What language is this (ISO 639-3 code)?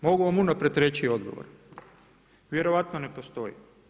hrv